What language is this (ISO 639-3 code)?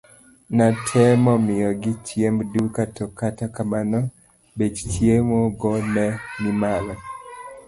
luo